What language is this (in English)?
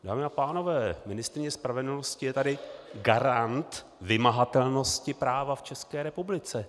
Czech